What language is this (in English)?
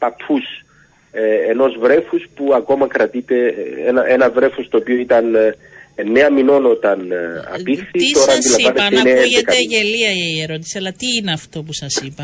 Greek